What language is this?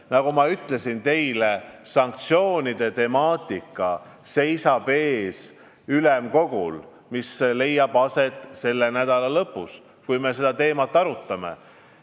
Estonian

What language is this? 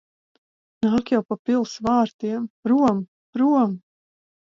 Latvian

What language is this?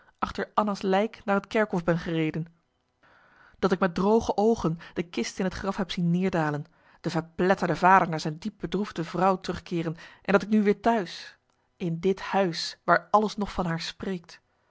Dutch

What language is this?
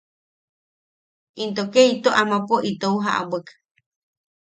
Yaqui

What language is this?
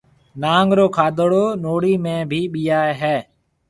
Marwari (Pakistan)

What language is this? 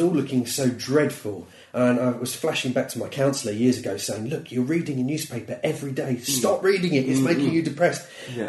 English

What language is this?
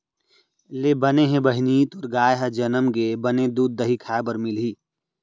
Chhattisgarhi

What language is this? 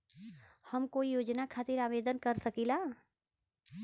Bhojpuri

